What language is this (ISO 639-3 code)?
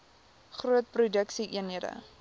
afr